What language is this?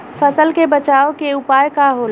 Bhojpuri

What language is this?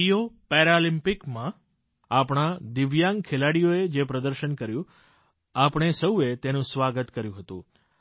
Gujarati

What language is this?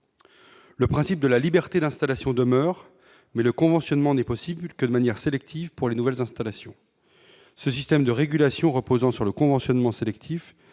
French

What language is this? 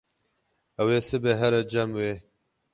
Kurdish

